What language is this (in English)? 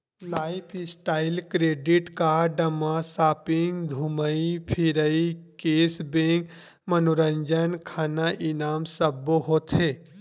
Chhattisgarhi